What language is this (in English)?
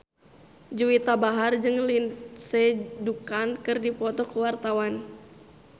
Sundanese